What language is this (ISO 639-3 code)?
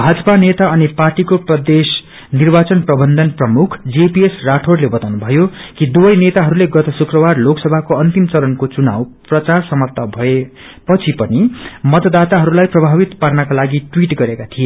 nep